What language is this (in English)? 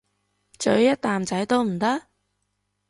Cantonese